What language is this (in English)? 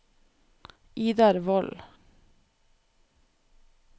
Norwegian